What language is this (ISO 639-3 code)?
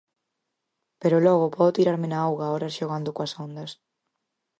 glg